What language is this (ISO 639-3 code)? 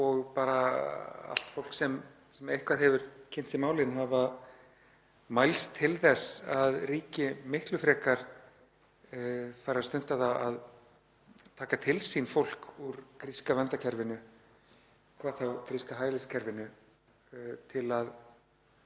isl